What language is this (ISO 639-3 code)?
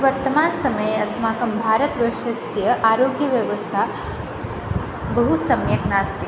san